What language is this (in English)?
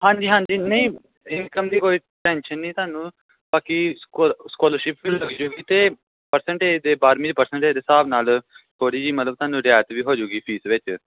Punjabi